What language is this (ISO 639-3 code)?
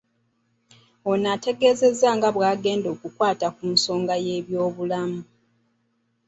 lug